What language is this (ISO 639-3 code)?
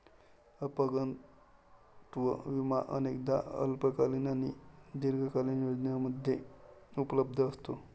mar